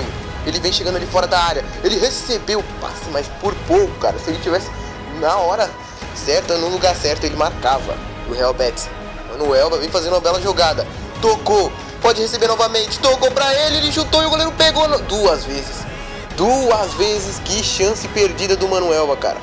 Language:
Portuguese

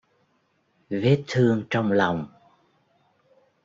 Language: Vietnamese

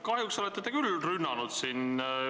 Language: Estonian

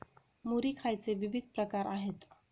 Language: Marathi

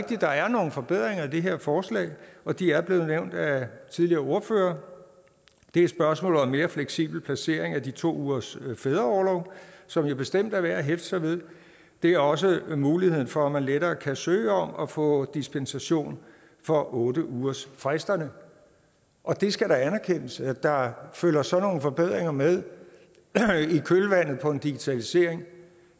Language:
Danish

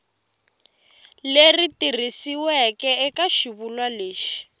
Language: Tsonga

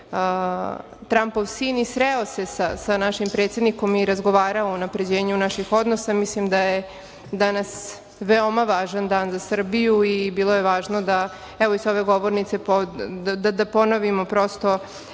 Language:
Serbian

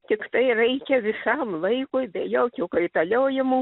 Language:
Lithuanian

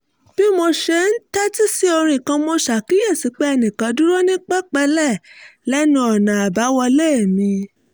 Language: Yoruba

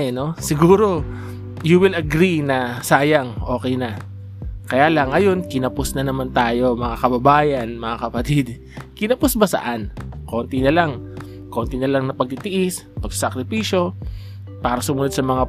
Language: Filipino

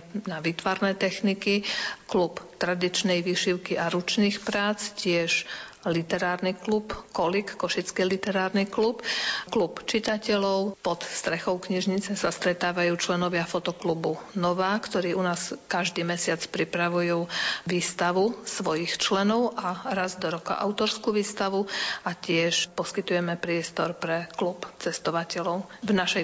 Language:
Slovak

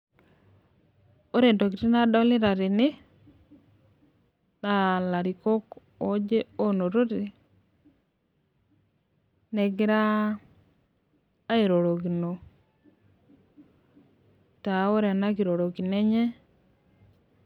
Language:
Masai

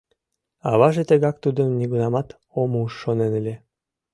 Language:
Mari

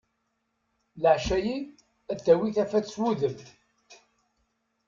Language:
Kabyle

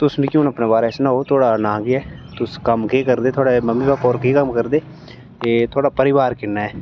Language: Dogri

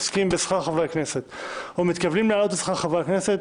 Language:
Hebrew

